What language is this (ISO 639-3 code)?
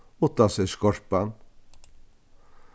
fao